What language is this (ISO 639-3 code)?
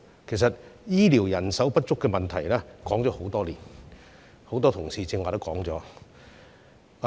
yue